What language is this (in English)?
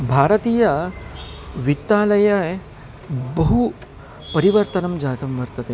Sanskrit